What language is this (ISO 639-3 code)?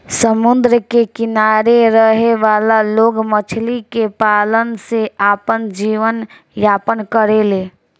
bho